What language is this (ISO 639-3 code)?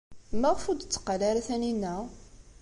kab